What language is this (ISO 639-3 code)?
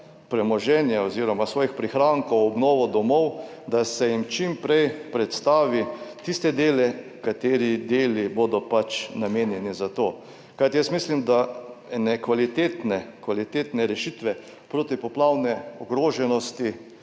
slv